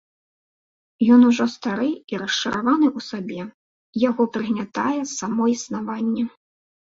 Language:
Belarusian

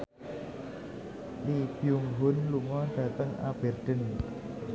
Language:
Javanese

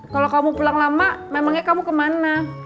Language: Indonesian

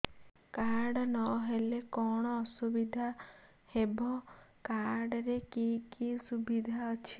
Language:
Odia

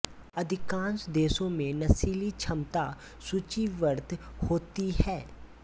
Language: Hindi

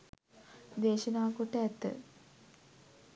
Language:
Sinhala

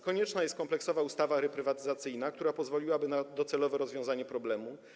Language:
Polish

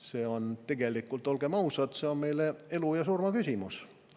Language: Estonian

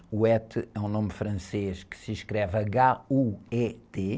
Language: Portuguese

